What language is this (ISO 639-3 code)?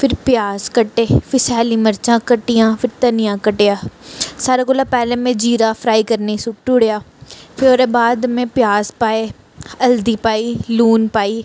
doi